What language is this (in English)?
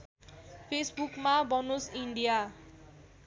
Nepali